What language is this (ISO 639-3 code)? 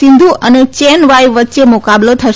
guj